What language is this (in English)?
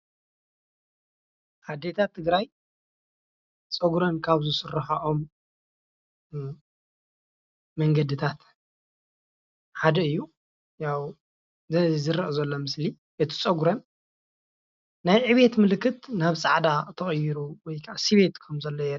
Tigrinya